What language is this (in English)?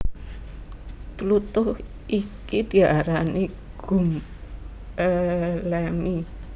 Javanese